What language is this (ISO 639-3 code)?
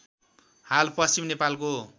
nep